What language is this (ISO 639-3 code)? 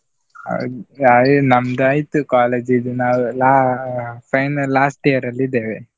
kan